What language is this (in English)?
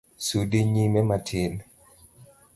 Luo (Kenya and Tanzania)